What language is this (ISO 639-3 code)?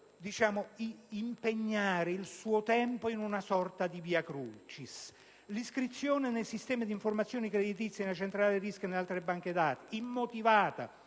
ita